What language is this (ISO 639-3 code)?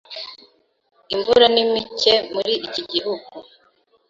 kin